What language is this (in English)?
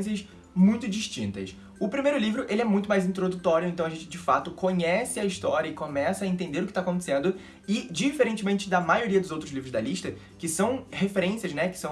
Portuguese